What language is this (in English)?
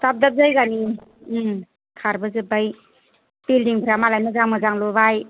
Bodo